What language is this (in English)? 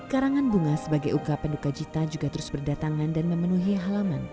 Indonesian